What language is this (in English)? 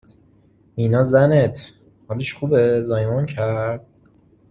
Persian